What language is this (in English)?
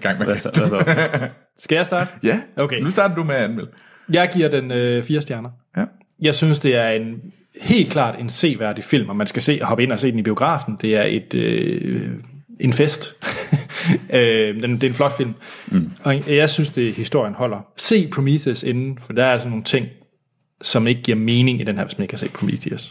Danish